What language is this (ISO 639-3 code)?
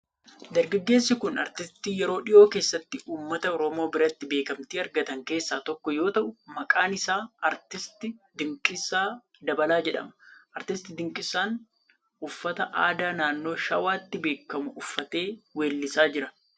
orm